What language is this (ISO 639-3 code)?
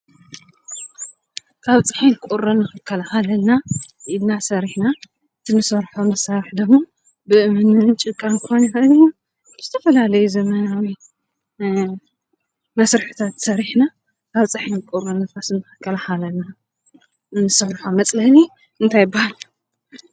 tir